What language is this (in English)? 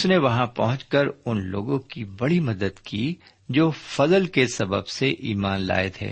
Urdu